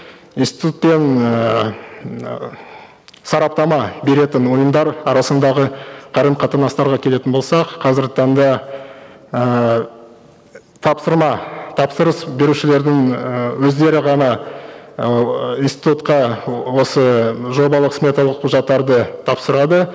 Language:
Kazakh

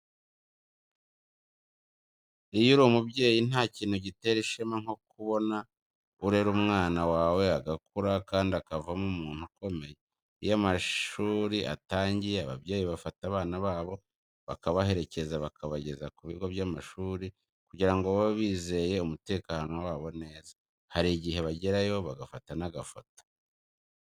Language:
Kinyarwanda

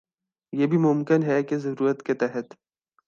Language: Urdu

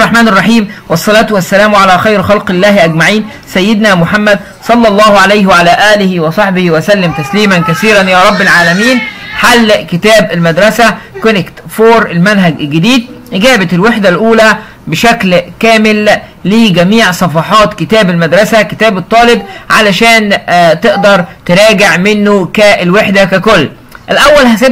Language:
Arabic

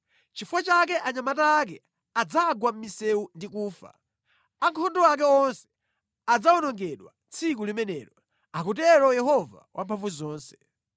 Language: Nyanja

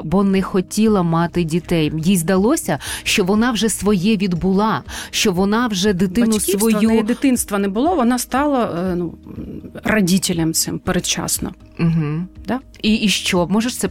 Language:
Ukrainian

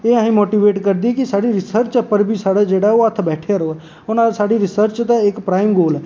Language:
Dogri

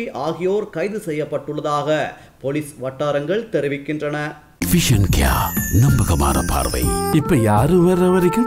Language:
Tamil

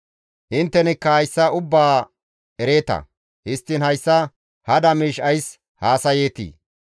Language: Gamo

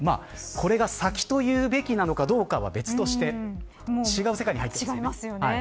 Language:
Japanese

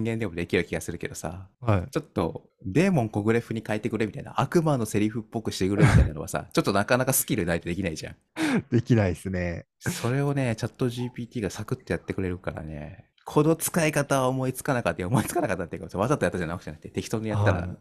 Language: Japanese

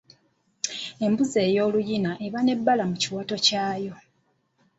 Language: Ganda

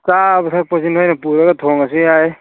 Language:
Manipuri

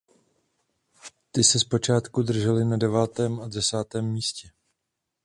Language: Czech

